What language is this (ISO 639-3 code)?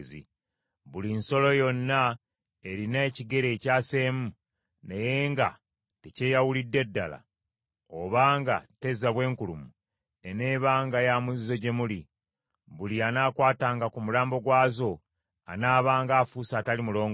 lug